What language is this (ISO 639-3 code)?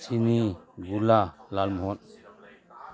mni